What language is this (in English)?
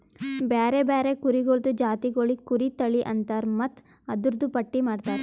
Kannada